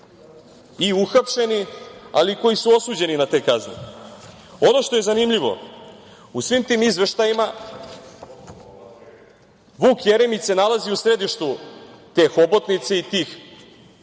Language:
Serbian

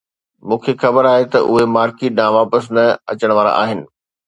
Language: Sindhi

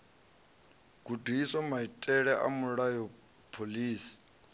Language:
Venda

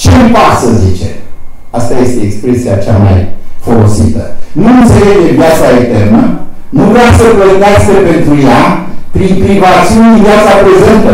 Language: Romanian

